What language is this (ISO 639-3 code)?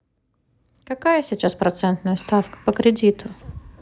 rus